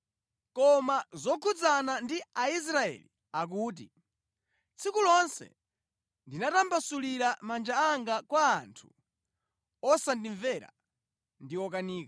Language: Nyanja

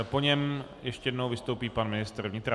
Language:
Czech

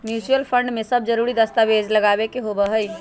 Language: Magahi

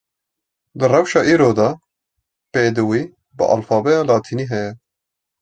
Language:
Kurdish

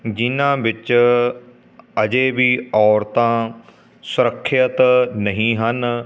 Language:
Punjabi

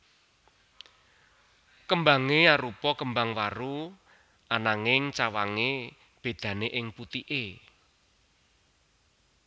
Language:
Javanese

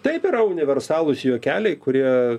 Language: Lithuanian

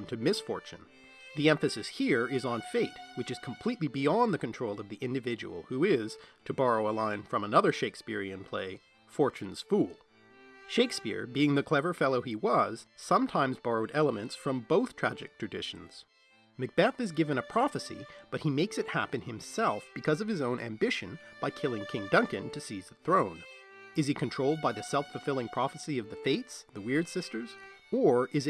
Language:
English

